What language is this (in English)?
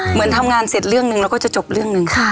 Thai